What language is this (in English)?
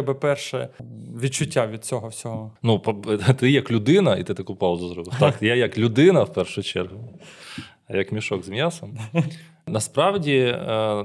Ukrainian